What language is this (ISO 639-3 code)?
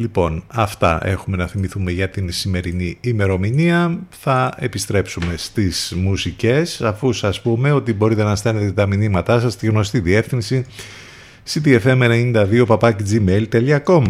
ell